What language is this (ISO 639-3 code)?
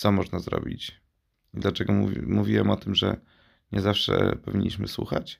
pol